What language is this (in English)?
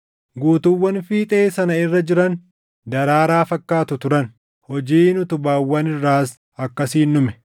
Oromo